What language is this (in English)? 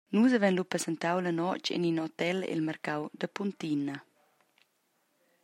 Romansh